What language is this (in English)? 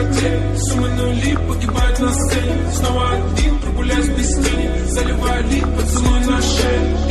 Romanian